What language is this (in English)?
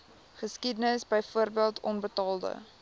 Afrikaans